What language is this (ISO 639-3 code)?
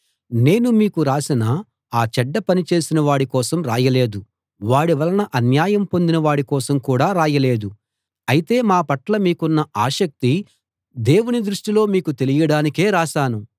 tel